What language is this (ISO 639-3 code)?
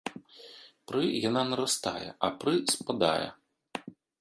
bel